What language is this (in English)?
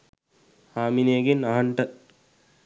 Sinhala